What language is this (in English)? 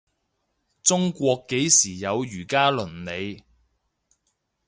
Cantonese